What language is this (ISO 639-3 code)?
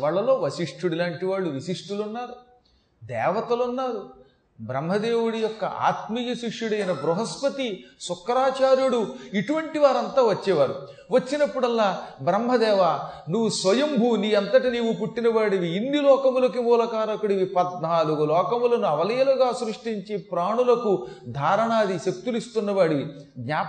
tel